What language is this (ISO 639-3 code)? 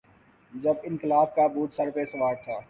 urd